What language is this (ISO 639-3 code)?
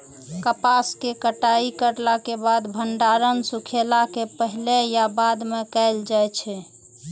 mai